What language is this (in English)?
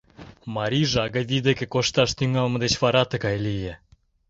Mari